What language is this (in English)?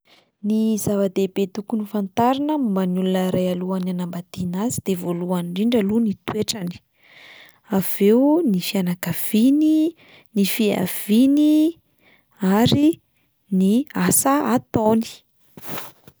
Malagasy